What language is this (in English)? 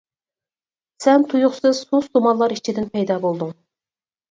Uyghur